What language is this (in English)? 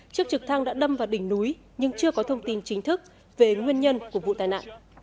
Vietnamese